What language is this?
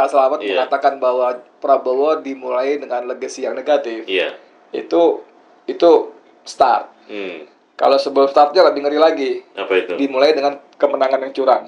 Indonesian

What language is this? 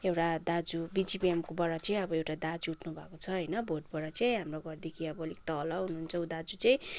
Nepali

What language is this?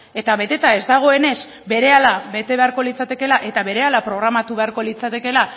Basque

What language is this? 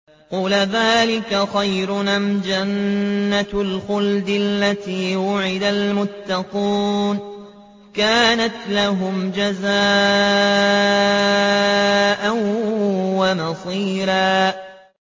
Arabic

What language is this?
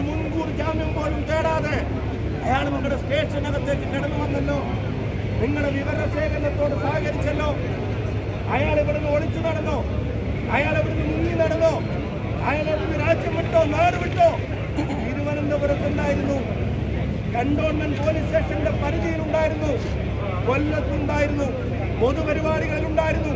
Malayalam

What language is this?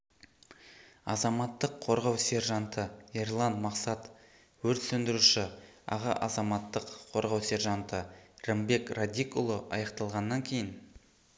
Kazakh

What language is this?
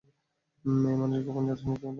Bangla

